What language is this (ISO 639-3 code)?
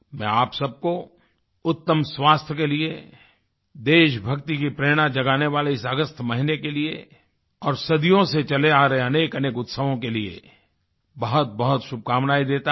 hin